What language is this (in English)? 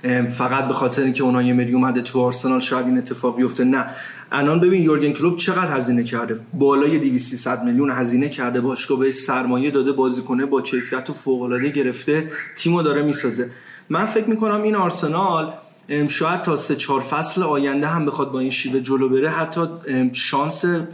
Persian